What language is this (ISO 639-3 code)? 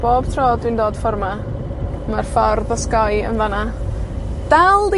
cym